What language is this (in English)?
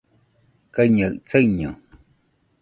Nüpode Huitoto